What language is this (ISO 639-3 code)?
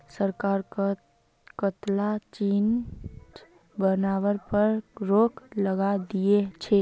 mag